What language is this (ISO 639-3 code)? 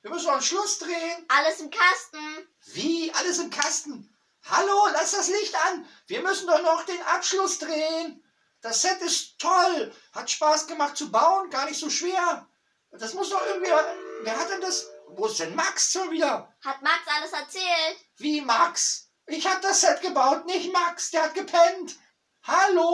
deu